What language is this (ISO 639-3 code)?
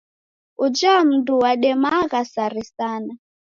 dav